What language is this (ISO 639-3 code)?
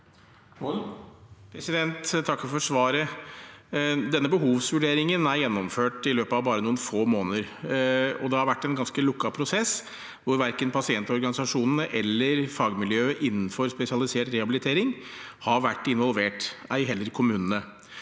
nor